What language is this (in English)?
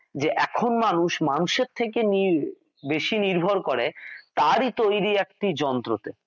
Bangla